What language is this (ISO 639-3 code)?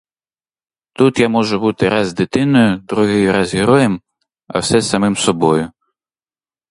ukr